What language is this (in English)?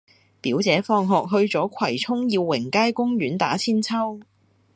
Cantonese